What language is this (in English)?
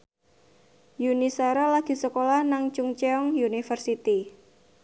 Javanese